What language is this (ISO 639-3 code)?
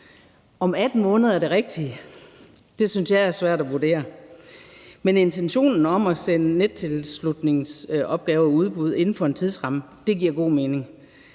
dan